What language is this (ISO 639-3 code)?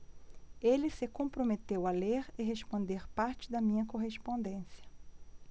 por